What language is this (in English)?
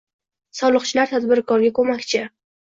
Uzbek